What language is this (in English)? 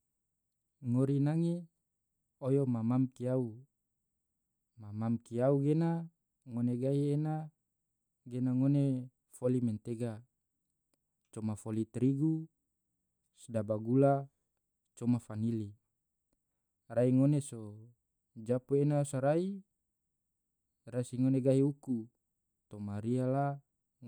Tidore